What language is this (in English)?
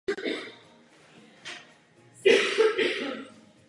Czech